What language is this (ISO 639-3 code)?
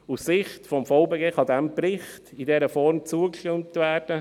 gsw